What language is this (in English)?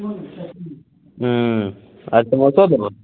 Maithili